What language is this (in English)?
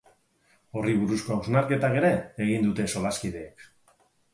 Basque